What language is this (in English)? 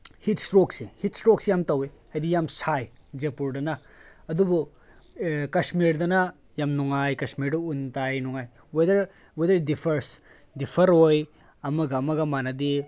Manipuri